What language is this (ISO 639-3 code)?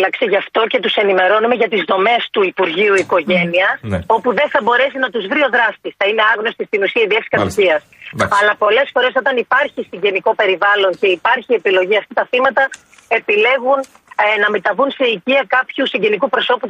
ell